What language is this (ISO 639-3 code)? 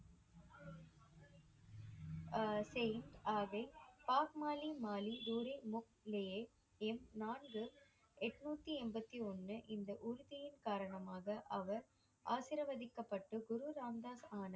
tam